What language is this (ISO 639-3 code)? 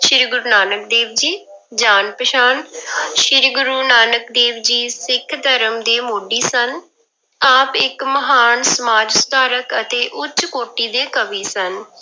pan